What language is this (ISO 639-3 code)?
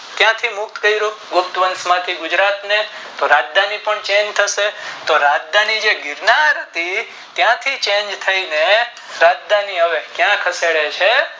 guj